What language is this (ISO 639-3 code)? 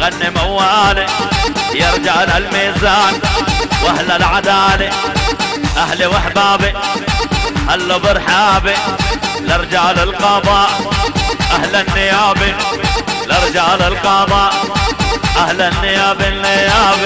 ara